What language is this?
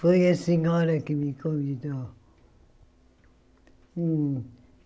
Portuguese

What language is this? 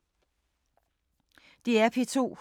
Danish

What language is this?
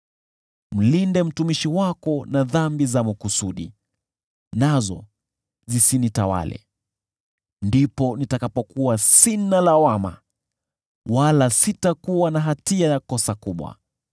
Swahili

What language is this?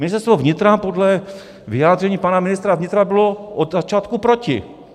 Czech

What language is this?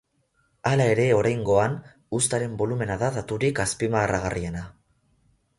Basque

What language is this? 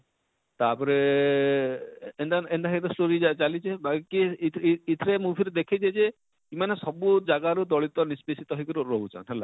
Odia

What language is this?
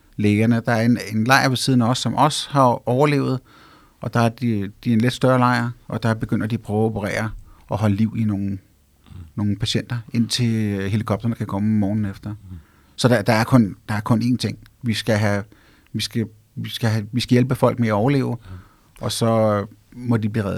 Danish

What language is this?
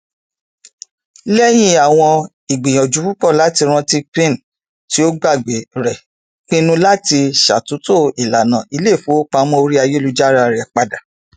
Yoruba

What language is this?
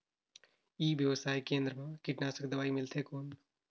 Chhattisgarhi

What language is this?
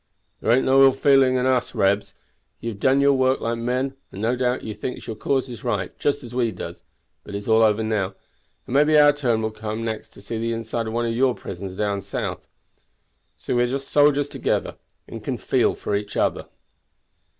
English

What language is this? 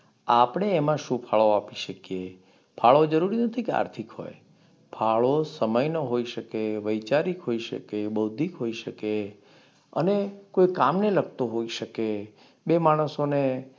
Gujarati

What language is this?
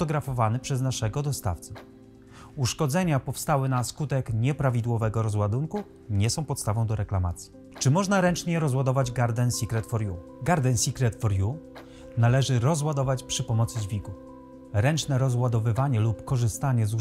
Polish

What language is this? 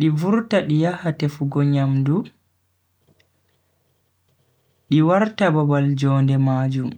Bagirmi Fulfulde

